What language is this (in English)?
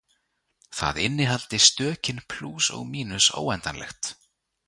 Icelandic